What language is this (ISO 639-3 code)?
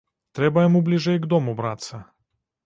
bel